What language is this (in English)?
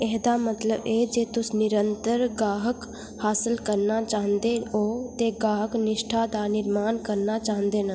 Dogri